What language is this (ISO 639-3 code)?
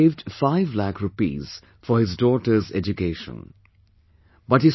eng